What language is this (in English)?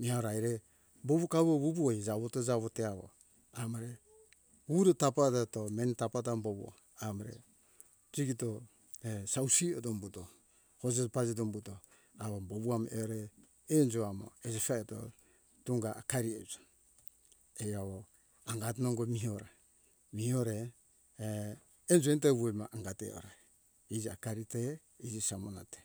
Hunjara-Kaina Ke